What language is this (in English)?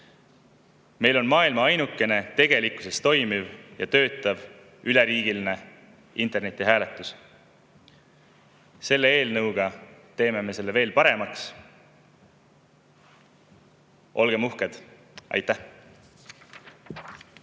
Estonian